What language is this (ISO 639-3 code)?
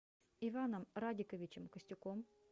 rus